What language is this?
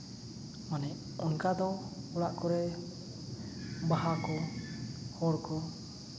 Santali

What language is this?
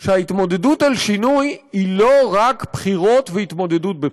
Hebrew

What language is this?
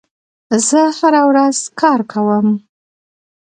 Pashto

